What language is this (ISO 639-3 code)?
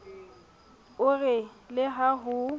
sot